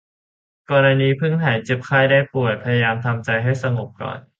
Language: Thai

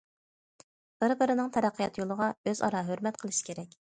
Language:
Uyghur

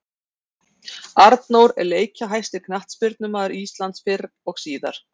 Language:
Icelandic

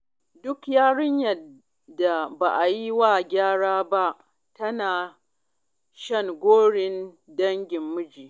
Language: Hausa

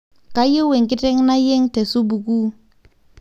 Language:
Masai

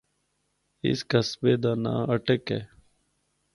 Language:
Northern Hindko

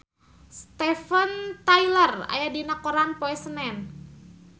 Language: Sundanese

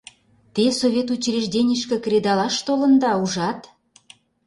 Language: Mari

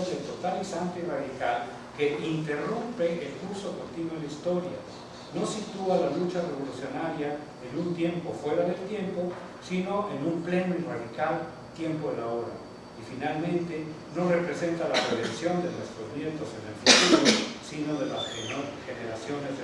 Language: Spanish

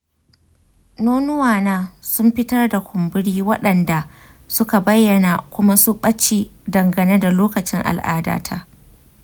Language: Hausa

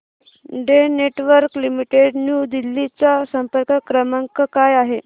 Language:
Marathi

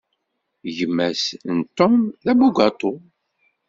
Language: Kabyle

